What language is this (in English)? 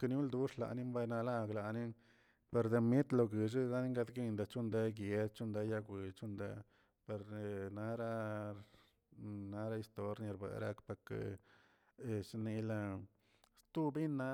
Tilquiapan Zapotec